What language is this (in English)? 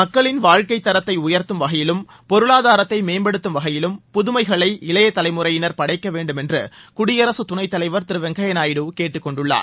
Tamil